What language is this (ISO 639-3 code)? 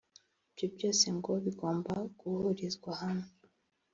kin